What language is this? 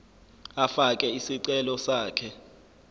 Zulu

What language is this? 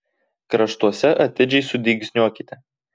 Lithuanian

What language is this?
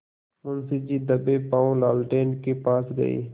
Hindi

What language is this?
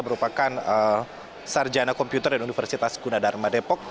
Indonesian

